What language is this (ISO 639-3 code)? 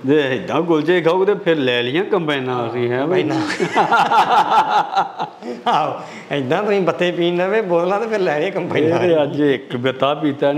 pan